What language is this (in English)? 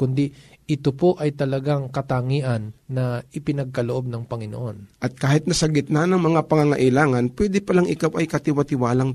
Filipino